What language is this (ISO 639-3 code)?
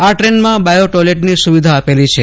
guj